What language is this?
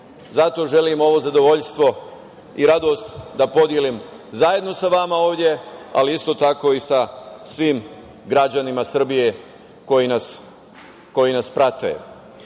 Serbian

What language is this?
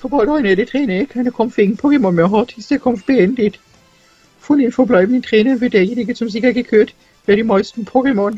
German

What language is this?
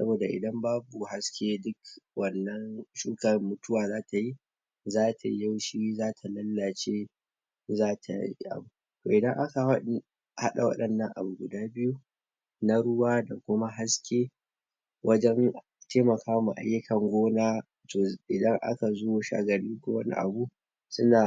Hausa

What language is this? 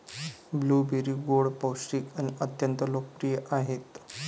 Marathi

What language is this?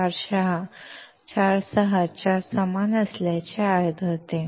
Marathi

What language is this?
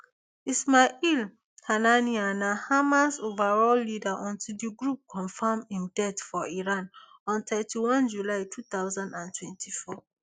Nigerian Pidgin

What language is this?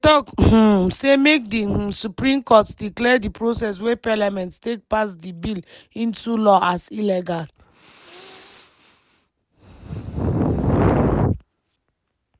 Nigerian Pidgin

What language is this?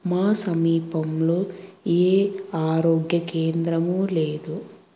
Telugu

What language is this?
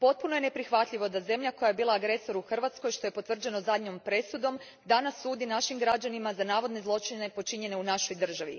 Croatian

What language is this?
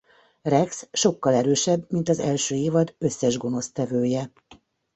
Hungarian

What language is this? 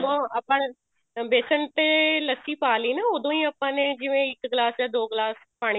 Punjabi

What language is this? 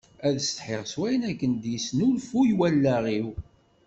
Kabyle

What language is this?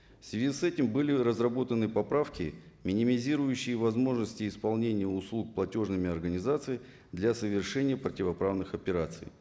Kazakh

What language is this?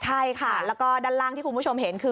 Thai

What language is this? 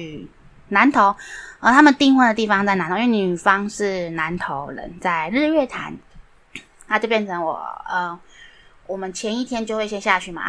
Chinese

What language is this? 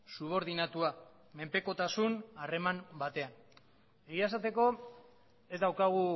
Basque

